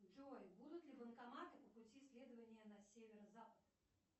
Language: Russian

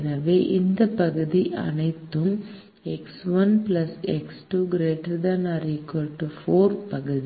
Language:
Tamil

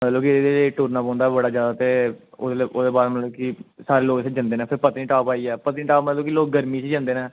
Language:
Dogri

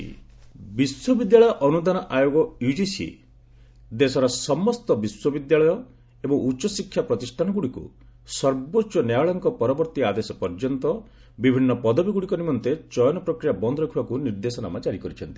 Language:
Odia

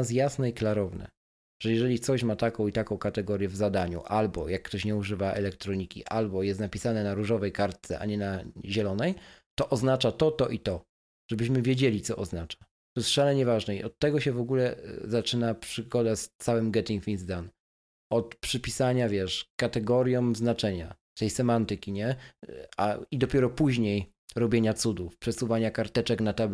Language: Polish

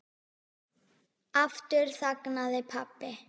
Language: Icelandic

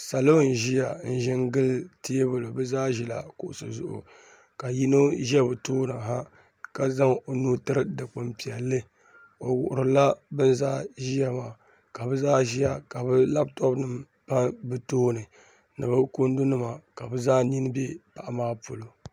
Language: Dagbani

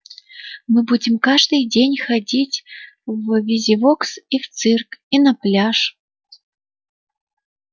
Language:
Russian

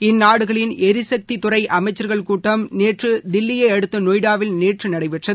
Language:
Tamil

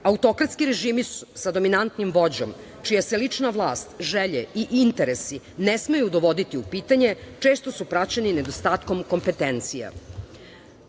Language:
Serbian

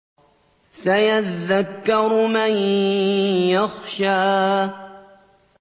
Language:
Arabic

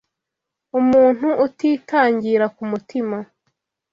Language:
Kinyarwanda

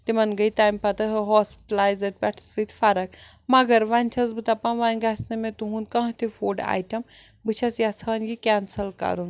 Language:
Kashmiri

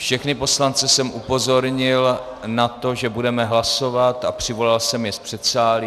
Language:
Czech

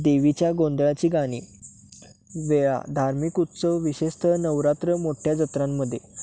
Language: Marathi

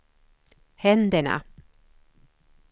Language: Swedish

